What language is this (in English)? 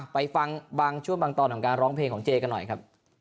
Thai